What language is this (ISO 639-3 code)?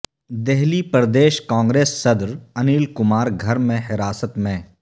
urd